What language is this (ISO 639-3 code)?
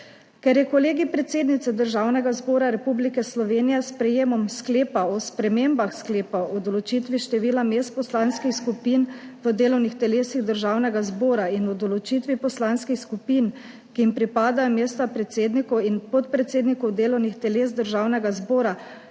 slv